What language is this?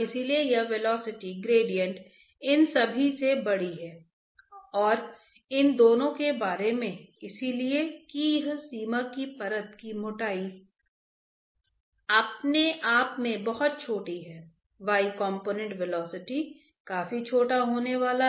Hindi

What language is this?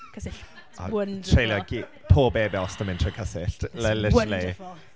Welsh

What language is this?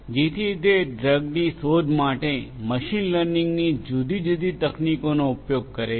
Gujarati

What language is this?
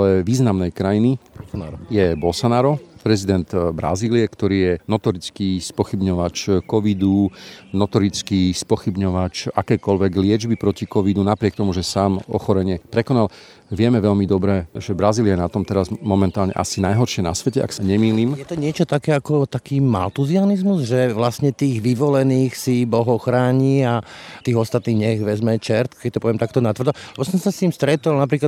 Slovak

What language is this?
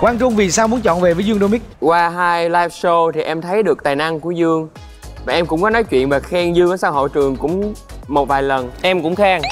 Vietnamese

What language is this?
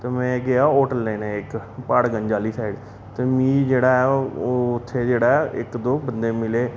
Dogri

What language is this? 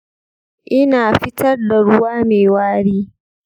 Hausa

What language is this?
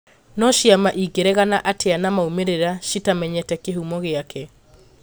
Kikuyu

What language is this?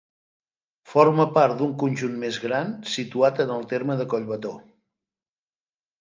Catalan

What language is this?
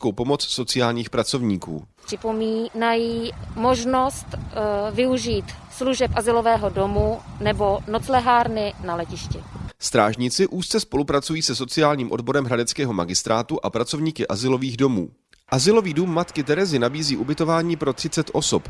Czech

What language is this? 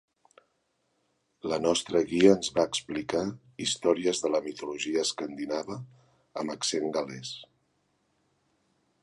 Catalan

